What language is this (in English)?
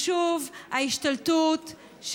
Hebrew